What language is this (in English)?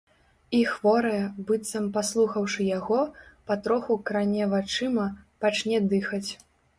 Belarusian